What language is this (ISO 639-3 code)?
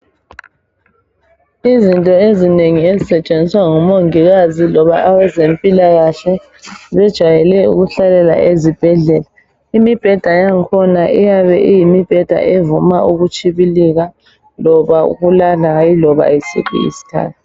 nde